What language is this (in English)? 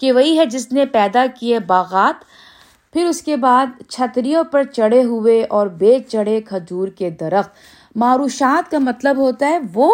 Urdu